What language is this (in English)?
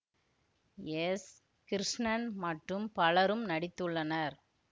Tamil